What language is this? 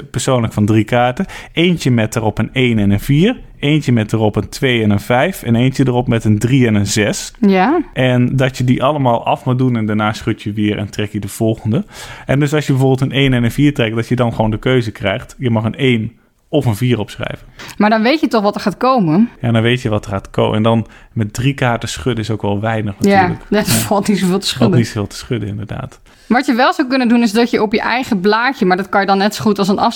Dutch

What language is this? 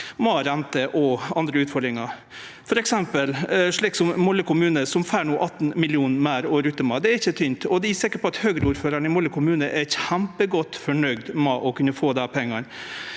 Norwegian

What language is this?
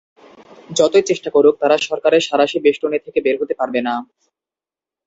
Bangla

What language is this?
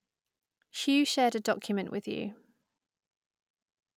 English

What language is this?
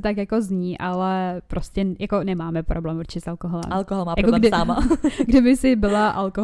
Czech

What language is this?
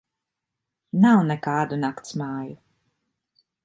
Latvian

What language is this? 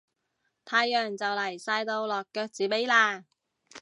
Cantonese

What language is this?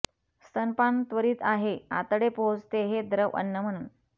Marathi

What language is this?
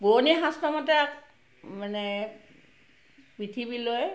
Assamese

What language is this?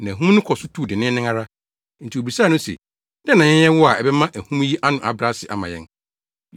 Akan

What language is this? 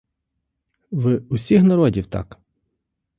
Ukrainian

